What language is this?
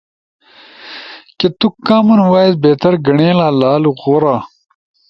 Ushojo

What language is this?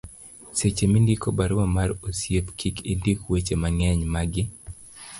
Luo (Kenya and Tanzania)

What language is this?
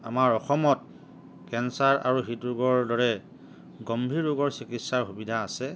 Assamese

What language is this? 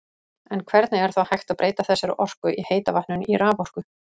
Icelandic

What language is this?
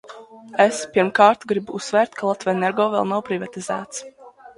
Latvian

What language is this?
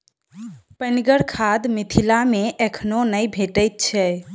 Maithili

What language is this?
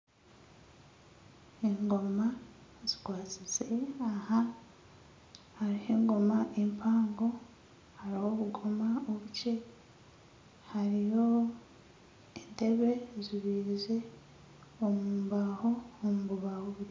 Nyankole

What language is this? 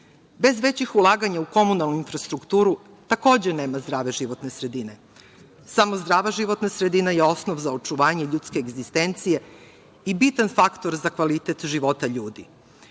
Serbian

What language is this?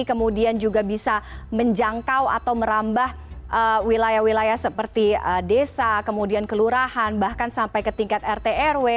Indonesian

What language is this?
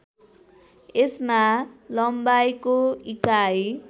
Nepali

